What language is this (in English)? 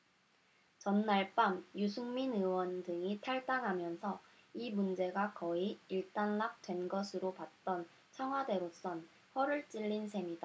Korean